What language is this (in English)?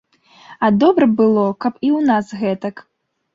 Belarusian